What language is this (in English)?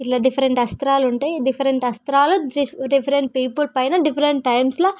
Telugu